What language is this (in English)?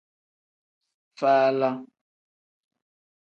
Tem